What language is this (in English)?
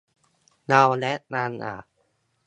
Thai